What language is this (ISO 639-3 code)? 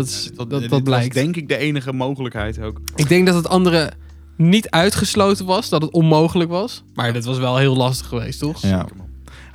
nld